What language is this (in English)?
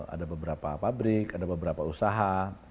Indonesian